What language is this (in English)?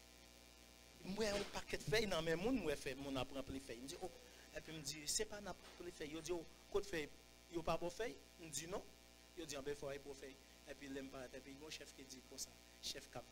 French